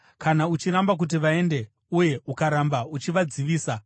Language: Shona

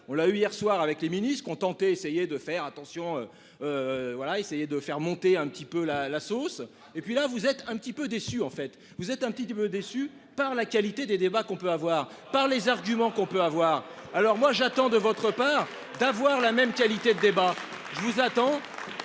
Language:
French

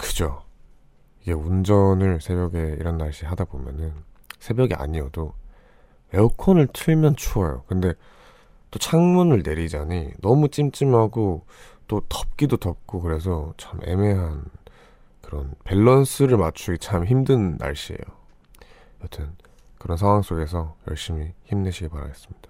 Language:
Korean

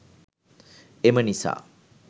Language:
Sinhala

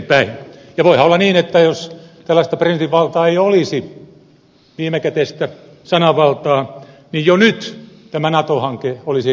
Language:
Finnish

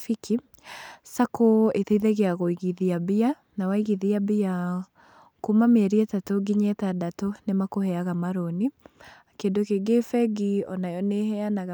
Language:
Kikuyu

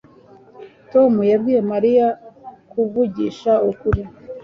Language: Kinyarwanda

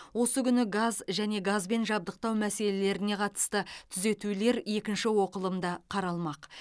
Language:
Kazakh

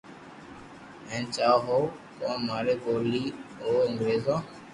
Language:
Loarki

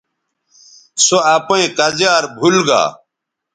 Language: Bateri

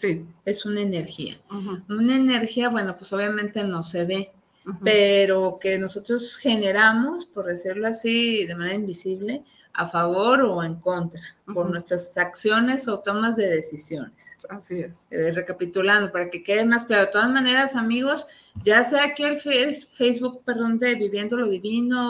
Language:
Spanish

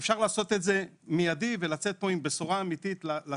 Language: Hebrew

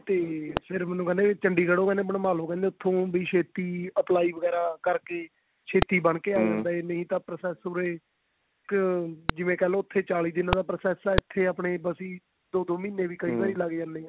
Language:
Punjabi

